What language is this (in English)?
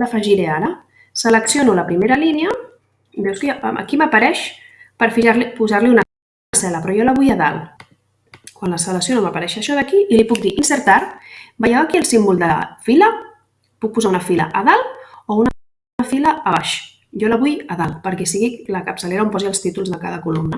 Catalan